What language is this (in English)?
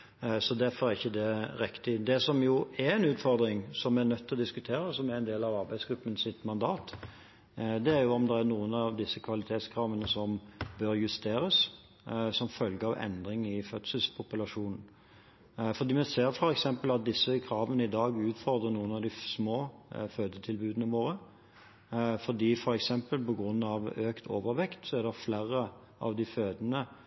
Norwegian Bokmål